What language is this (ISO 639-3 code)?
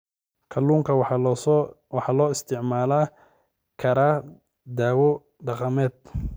som